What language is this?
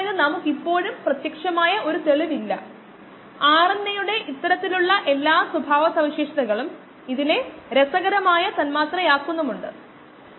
Malayalam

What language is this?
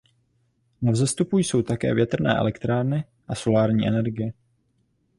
Czech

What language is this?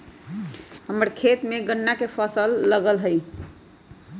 Magahi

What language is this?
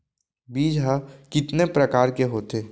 Chhattisgarhi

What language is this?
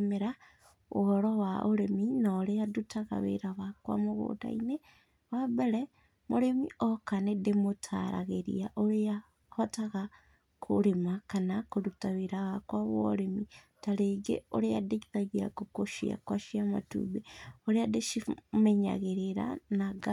Kikuyu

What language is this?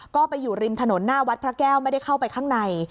Thai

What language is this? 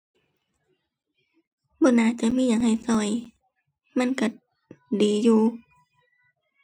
Thai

